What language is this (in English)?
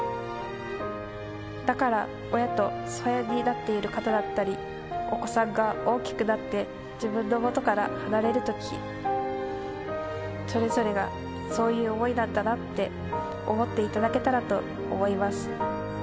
Japanese